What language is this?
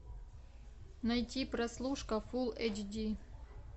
Russian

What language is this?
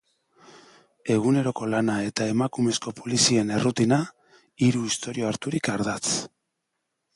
Basque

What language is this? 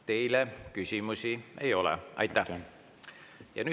Estonian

